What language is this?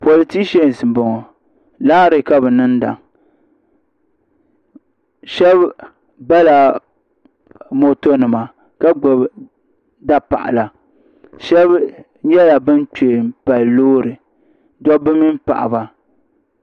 Dagbani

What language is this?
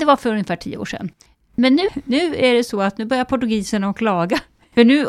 Swedish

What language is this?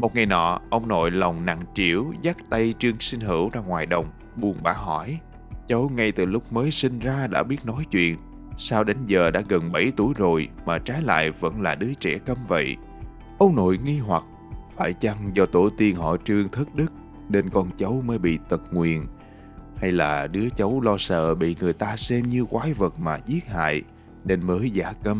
Vietnamese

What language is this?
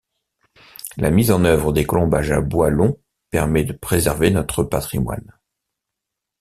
French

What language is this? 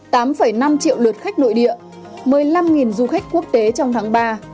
Vietnamese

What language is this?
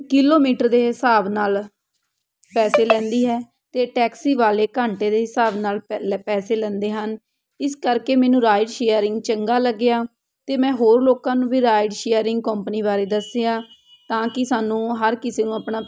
Punjabi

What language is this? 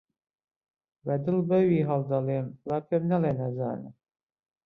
Central Kurdish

